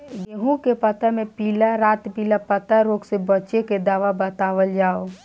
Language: Bhojpuri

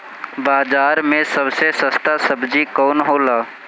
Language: Bhojpuri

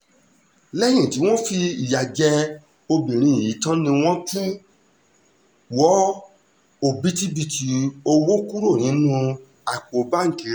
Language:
Yoruba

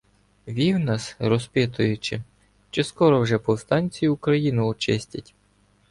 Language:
Ukrainian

